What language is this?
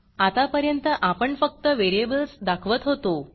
Marathi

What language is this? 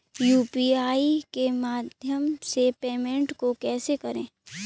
Hindi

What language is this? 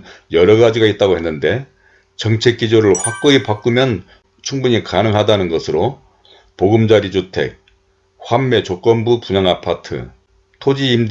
Korean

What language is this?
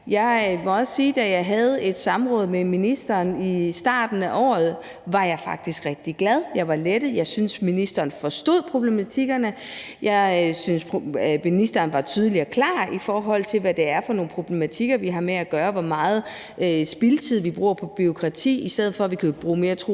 Danish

